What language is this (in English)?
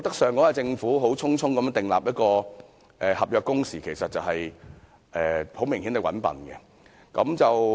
Cantonese